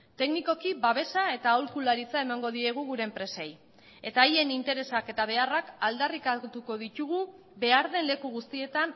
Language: Basque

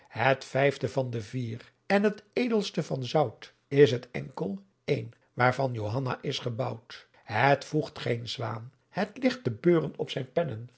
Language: Dutch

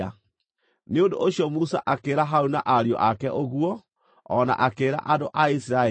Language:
Kikuyu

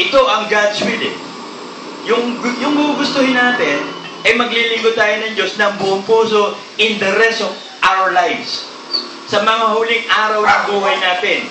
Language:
Filipino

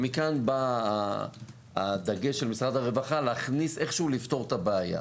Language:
Hebrew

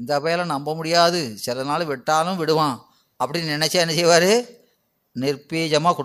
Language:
Tamil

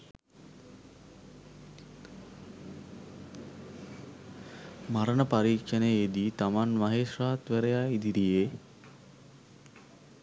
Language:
Sinhala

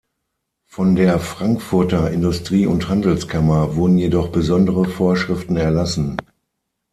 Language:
German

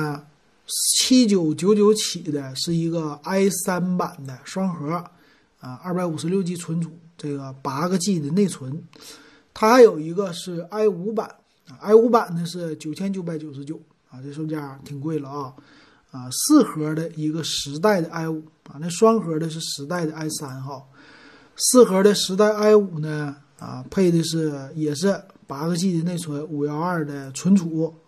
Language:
Chinese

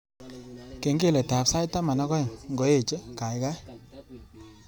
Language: Kalenjin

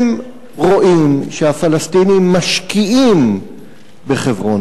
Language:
Hebrew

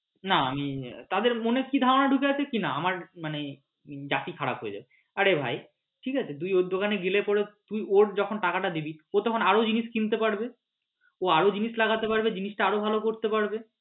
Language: Bangla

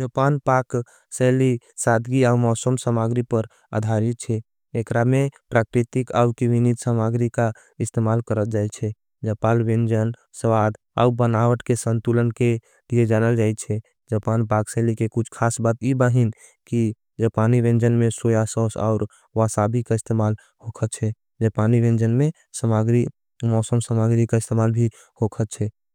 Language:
Angika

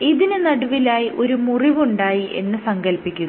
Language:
Malayalam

